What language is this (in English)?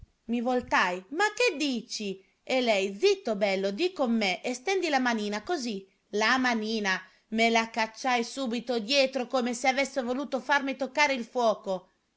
Italian